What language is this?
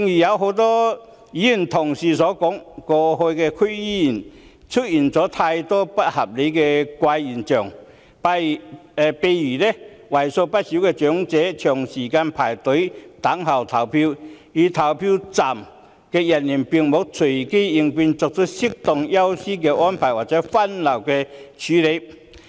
Cantonese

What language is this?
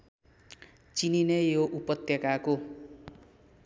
Nepali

